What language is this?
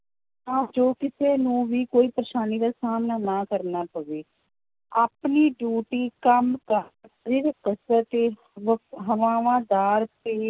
Punjabi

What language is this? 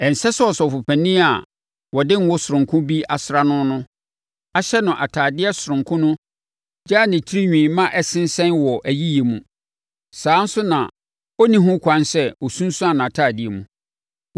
Akan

